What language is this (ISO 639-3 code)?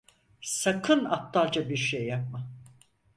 tur